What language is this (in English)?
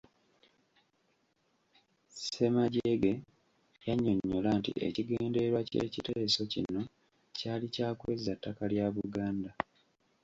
Ganda